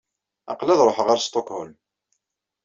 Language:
Kabyle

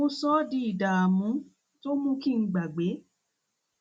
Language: Yoruba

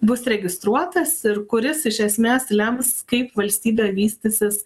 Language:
Lithuanian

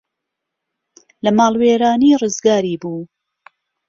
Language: Central Kurdish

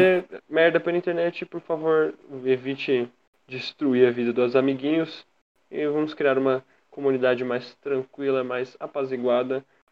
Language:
Portuguese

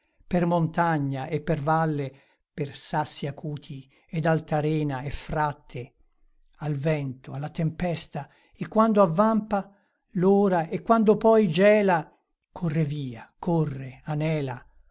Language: Italian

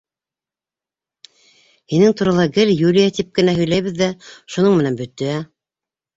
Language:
Bashkir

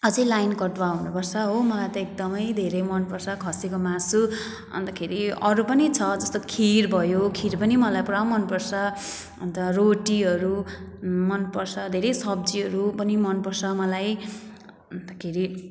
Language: Nepali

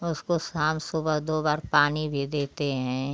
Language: Hindi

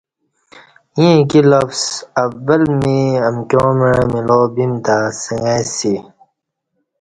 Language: Kati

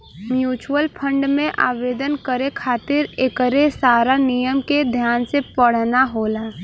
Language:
Bhojpuri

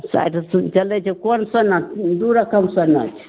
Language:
Maithili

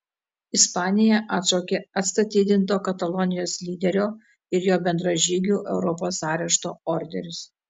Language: Lithuanian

